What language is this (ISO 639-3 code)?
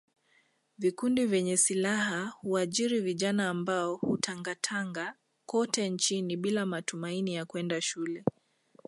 swa